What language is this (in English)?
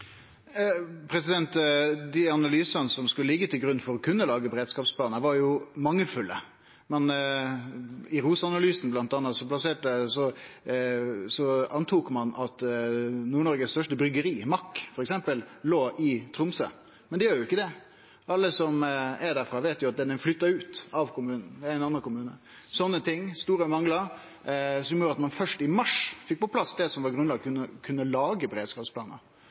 Norwegian Nynorsk